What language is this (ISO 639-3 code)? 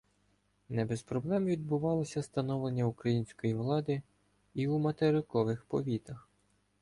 ukr